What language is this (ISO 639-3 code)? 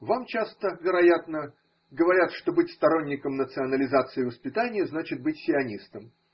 rus